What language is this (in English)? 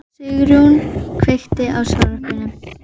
Icelandic